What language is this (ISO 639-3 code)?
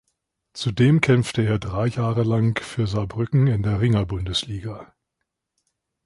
deu